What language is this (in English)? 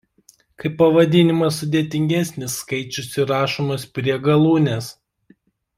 Lithuanian